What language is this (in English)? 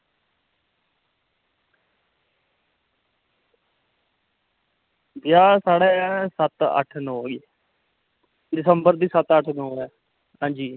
Dogri